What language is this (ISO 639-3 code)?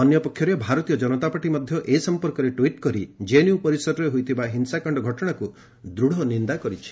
ori